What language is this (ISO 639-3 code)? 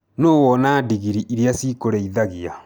kik